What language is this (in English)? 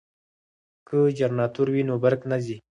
Pashto